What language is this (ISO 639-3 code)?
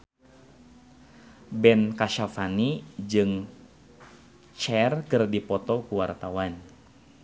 sun